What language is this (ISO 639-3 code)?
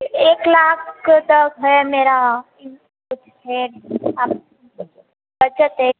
hin